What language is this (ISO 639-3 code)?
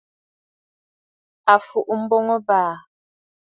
bfd